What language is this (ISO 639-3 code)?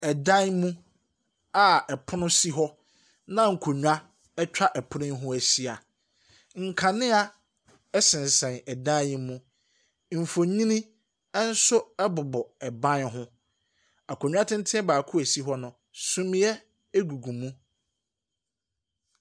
aka